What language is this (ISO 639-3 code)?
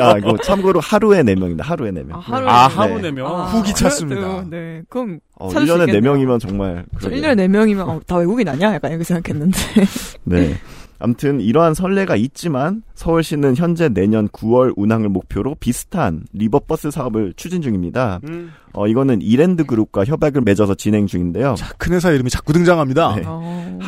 kor